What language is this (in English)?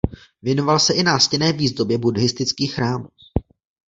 Czech